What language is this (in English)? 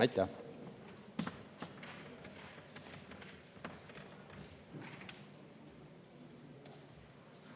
Estonian